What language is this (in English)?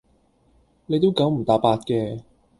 Cantonese